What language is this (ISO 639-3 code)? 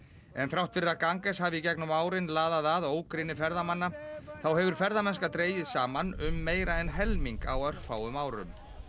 isl